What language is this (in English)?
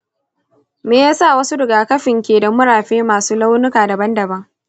Hausa